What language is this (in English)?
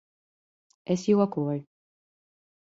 Latvian